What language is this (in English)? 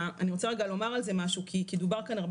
Hebrew